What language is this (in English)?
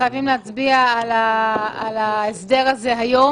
Hebrew